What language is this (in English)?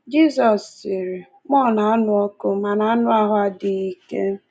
Igbo